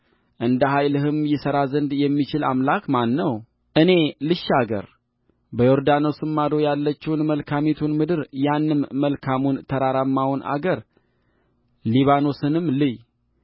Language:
Amharic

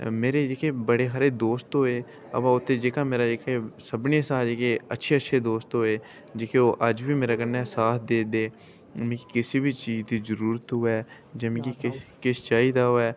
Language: Dogri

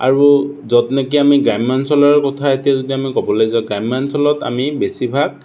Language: Assamese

